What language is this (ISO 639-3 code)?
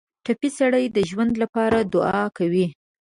pus